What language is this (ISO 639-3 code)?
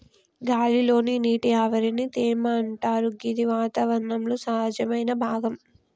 tel